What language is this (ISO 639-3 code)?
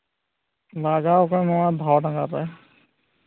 sat